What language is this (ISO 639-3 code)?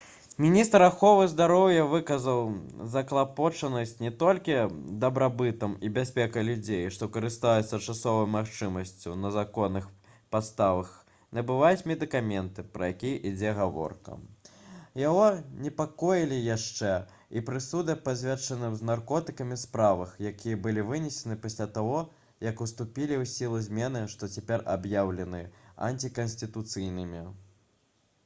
bel